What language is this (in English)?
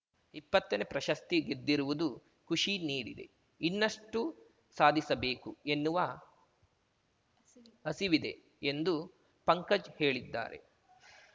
Kannada